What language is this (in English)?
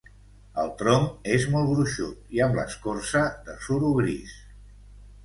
Catalan